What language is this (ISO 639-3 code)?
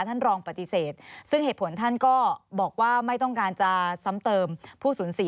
tha